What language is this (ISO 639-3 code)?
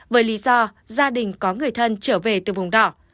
vie